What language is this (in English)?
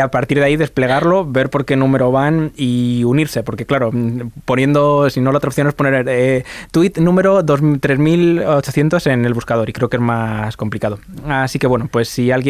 Spanish